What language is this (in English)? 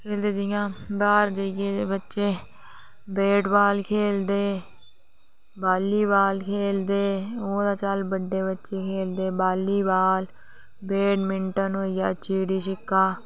Dogri